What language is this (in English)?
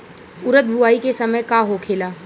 Bhojpuri